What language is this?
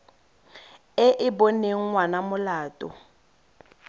Tswana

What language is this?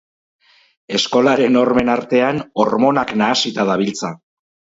Basque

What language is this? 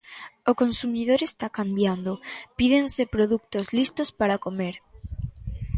Galician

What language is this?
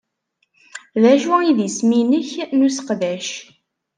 Kabyle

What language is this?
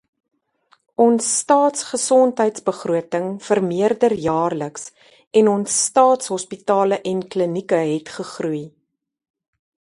Afrikaans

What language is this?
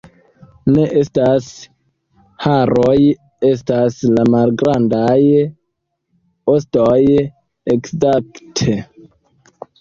Esperanto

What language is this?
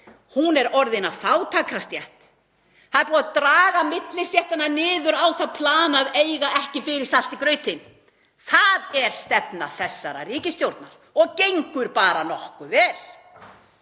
Icelandic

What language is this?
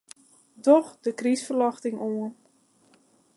Western Frisian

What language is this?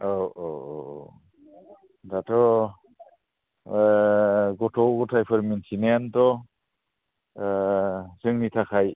Bodo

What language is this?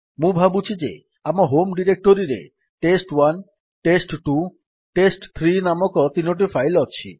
Odia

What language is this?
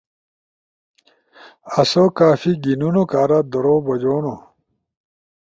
Ushojo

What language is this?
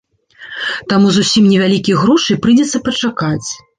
Belarusian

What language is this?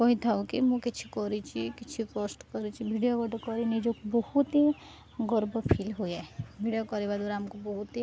Odia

